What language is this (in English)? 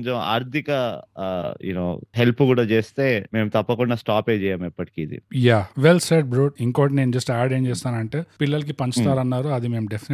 Telugu